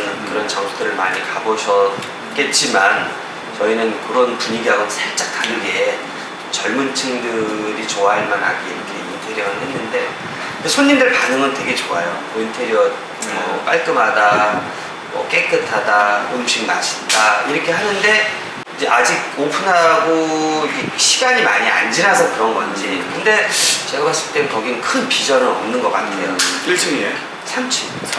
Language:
Korean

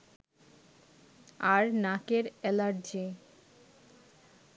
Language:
Bangla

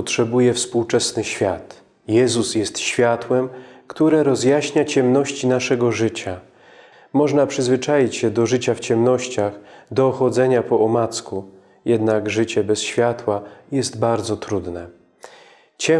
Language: Polish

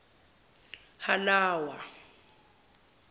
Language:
Zulu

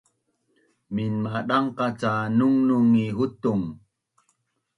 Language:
Bunun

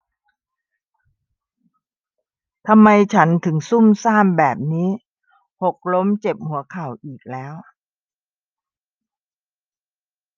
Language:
Thai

